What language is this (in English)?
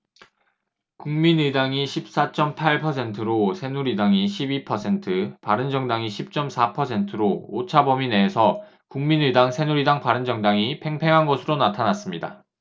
Korean